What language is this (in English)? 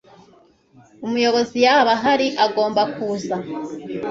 Kinyarwanda